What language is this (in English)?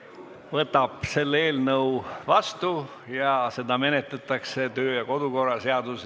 Estonian